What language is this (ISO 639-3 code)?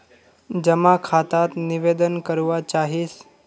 mag